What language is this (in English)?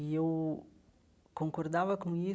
Portuguese